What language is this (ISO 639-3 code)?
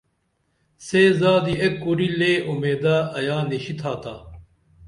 dml